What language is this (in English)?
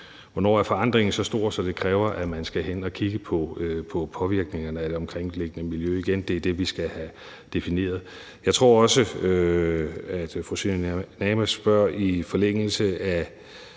Danish